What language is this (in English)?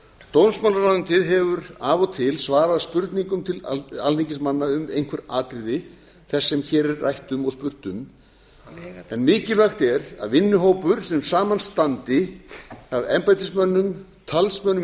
Icelandic